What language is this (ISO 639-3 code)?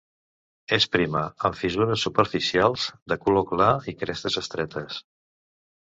cat